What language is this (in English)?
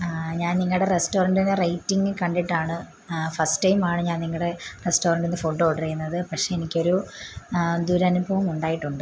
Malayalam